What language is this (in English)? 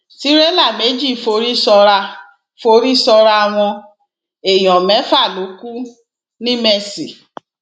Yoruba